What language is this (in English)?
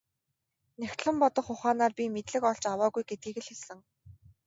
Mongolian